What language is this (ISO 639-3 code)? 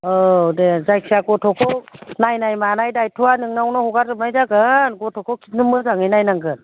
brx